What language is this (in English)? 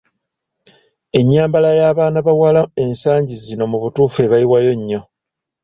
Ganda